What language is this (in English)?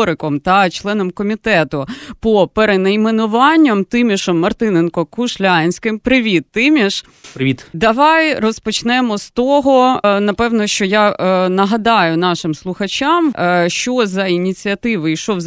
Ukrainian